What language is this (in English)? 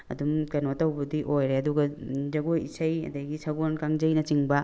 Manipuri